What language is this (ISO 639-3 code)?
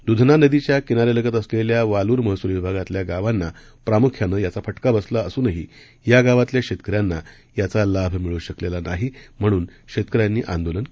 mar